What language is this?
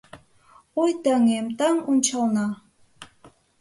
Mari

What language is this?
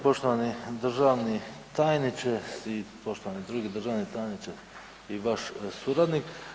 Croatian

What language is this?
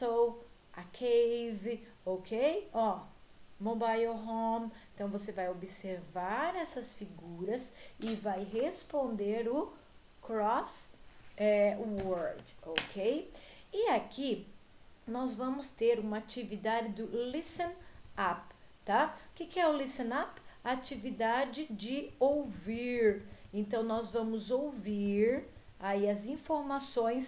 Portuguese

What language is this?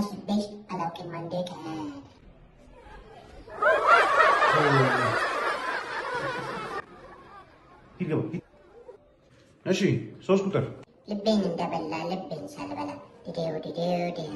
Arabic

